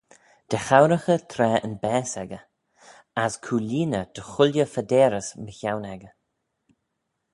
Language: Manx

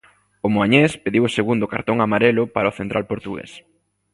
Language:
Galician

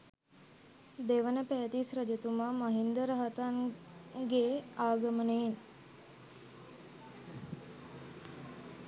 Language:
Sinhala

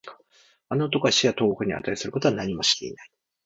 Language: Japanese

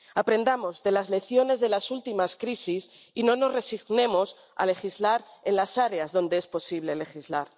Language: Spanish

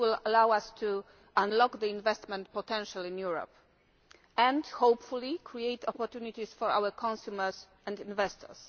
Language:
English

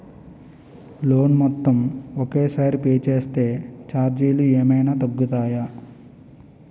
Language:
Telugu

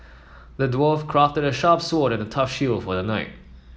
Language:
English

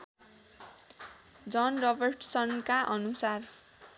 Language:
Nepali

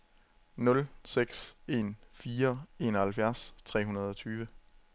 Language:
Danish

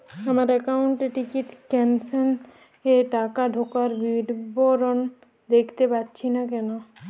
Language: Bangla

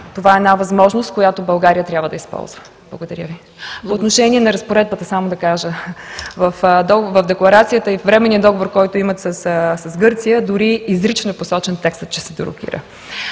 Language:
Bulgarian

